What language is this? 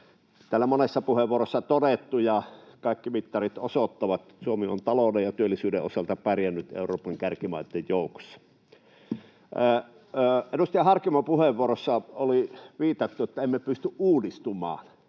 Finnish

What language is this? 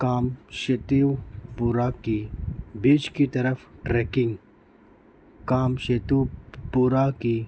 Urdu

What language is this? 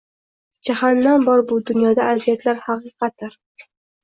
Uzbek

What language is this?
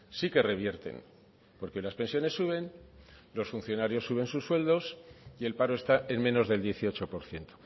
Spanish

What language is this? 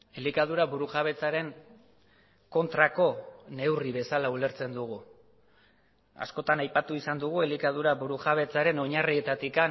Basque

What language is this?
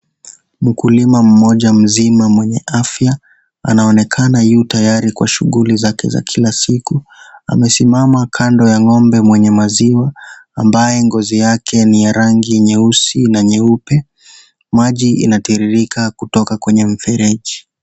Swahili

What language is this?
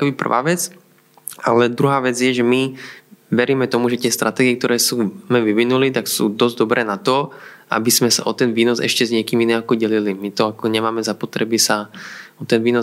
Slovak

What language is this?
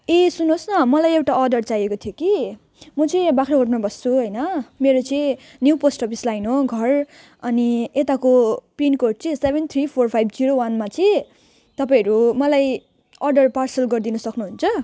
Nepali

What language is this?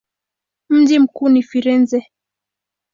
Swahili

